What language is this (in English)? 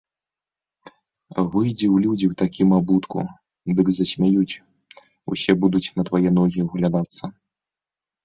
Belarusian